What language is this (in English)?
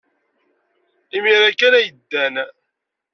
Kabyle